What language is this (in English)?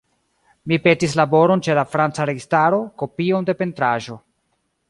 Esperanto